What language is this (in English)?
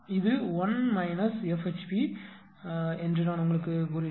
Tamil